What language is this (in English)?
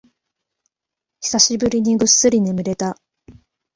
Japanese